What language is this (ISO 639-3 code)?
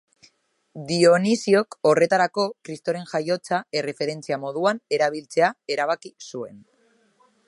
eus